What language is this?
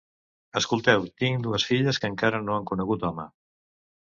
Catalan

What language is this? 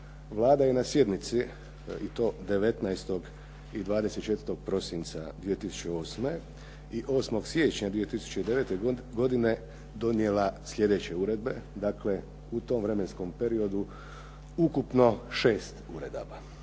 Croatian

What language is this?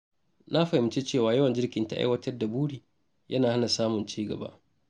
Hausa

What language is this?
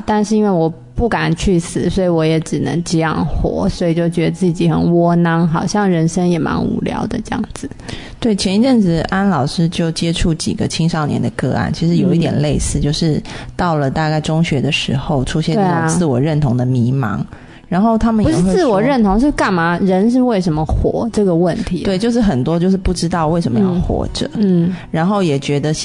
Chinese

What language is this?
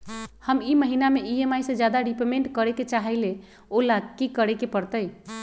Magahi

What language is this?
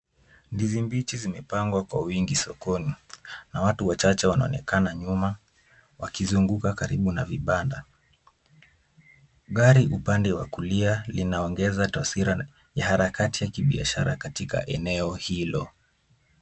Swahili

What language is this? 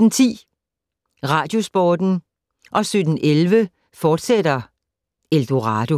Danish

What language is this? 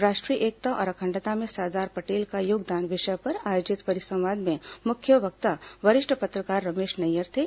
Hindi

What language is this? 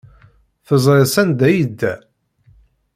Kabyle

